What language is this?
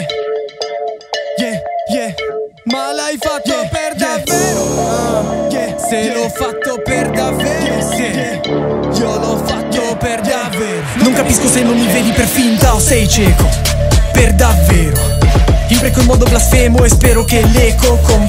Italian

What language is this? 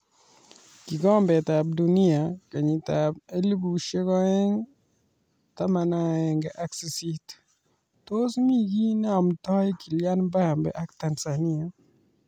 Kalenjin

